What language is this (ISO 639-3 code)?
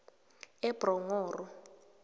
nbl